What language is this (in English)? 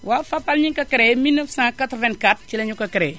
Wolof